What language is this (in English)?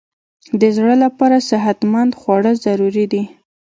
Pashto